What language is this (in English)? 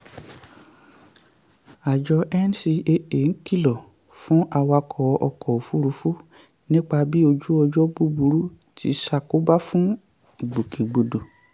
Yoruba